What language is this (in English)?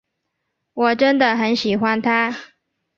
Chinese